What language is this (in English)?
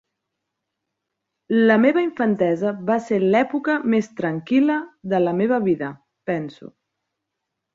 Catalan